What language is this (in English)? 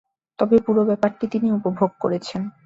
Bangla